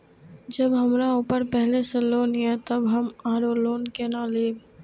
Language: Maithili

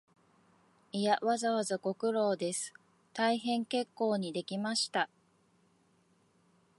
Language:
Japanese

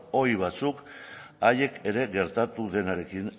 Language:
Basque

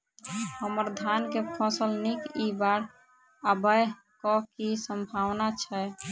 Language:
Maithili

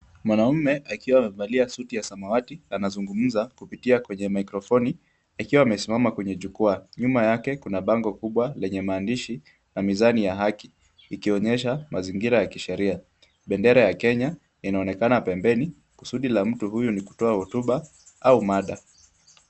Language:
Swahili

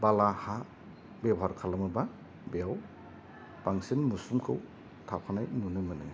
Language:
Bodo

